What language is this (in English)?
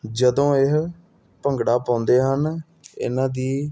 Punjabi